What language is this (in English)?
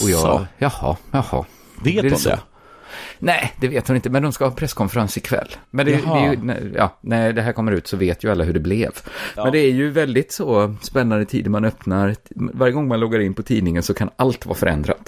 Swedish